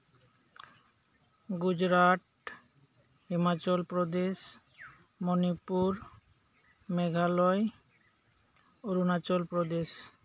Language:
Santali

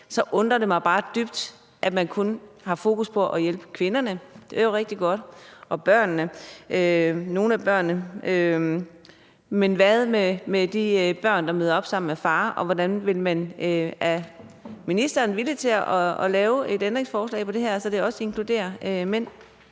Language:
Danish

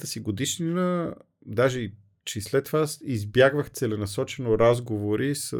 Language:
Bulgarian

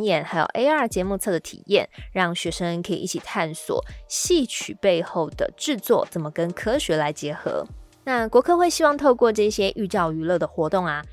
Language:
Chinese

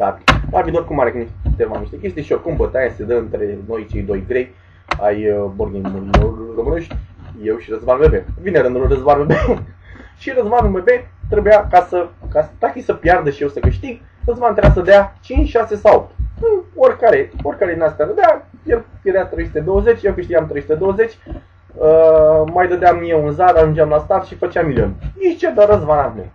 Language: Romanian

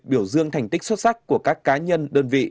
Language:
Vietnamese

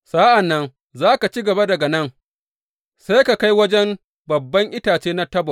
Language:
Hausa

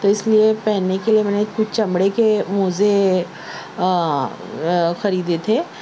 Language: Urdu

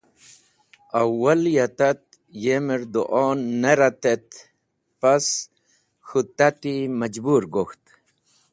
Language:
Wakhi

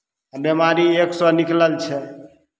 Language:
Maithili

